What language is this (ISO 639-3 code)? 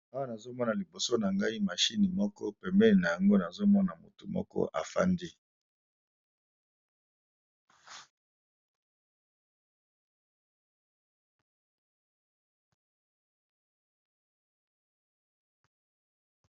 lin